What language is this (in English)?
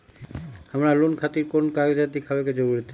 Magahi